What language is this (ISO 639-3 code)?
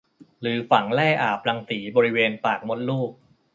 tha